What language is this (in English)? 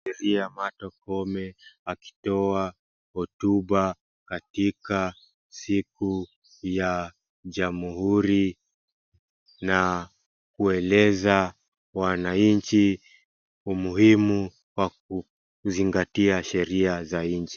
Swahili